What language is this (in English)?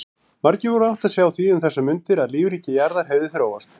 Icelandic